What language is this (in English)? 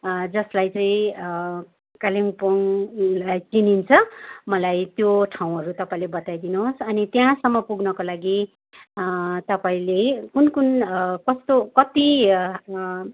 Nepali